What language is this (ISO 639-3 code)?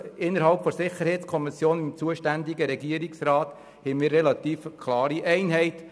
gsw